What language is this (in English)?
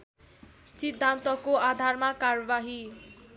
Nepali